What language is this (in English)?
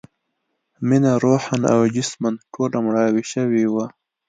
Pashto